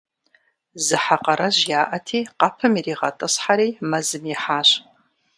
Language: Kabardian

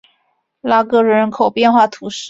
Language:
Chinese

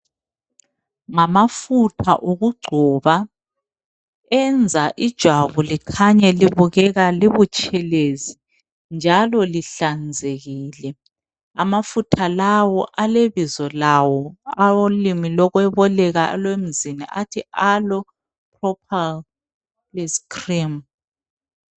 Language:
North Ndebele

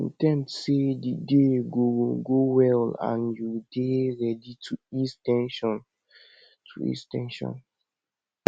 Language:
Nigerian Pidgin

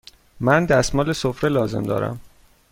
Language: Persian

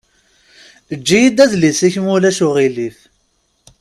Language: Kabyle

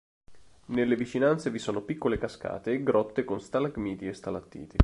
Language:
Italian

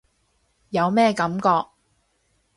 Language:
Cantonese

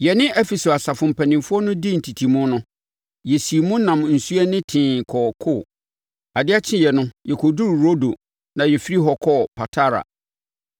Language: Akan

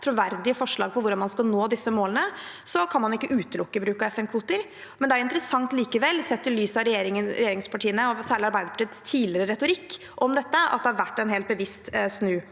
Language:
Norwegian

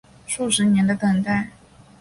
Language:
Chinese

